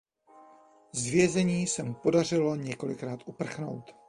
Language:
Czech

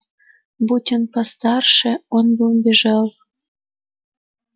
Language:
Russian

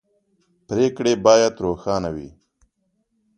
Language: Pashto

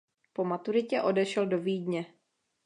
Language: Czech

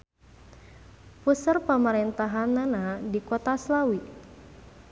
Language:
Sundanese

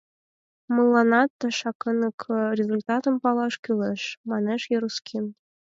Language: Mari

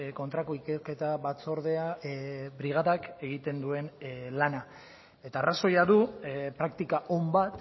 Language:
Basque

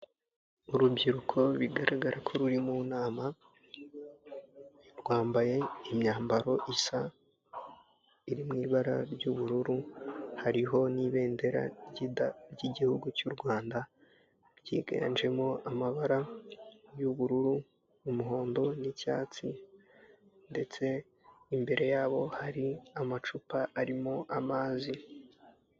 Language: Kinyarwanda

